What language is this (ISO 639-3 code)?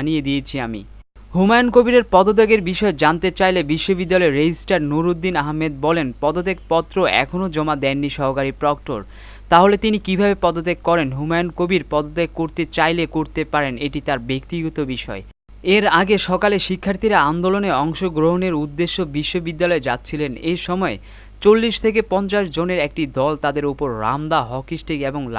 ben